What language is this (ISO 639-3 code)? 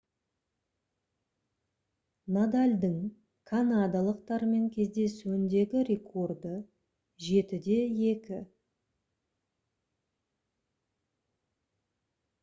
kaz